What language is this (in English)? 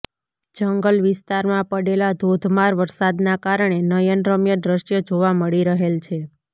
Gujarati